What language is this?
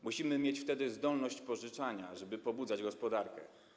Polish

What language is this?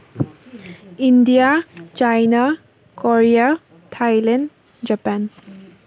Manipuri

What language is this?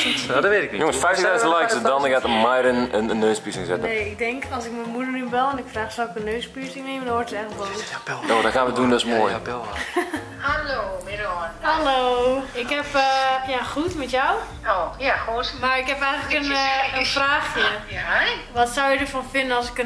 Dutch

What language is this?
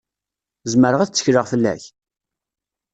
Kabyle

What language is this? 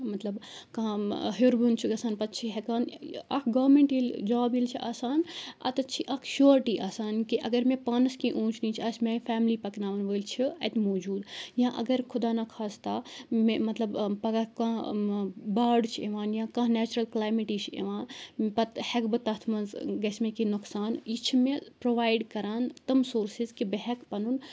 Kashmiri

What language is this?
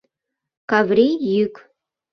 Mari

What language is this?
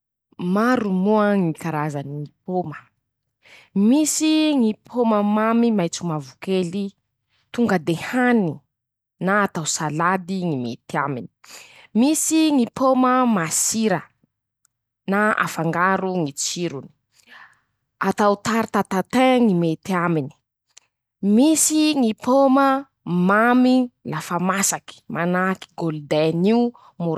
Masikoro Malagasy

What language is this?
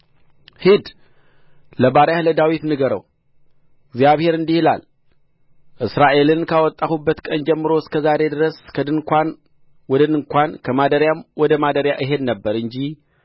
Amharic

